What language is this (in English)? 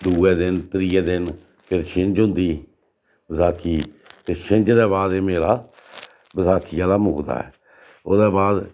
Dogri